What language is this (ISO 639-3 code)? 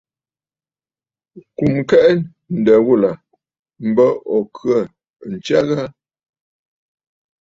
bfd